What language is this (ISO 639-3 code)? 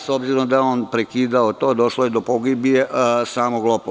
srp